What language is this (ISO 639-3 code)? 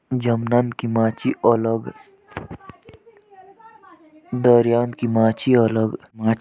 jns